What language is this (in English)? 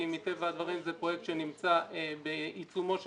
Hebrew